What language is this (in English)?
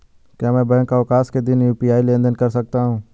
Hindi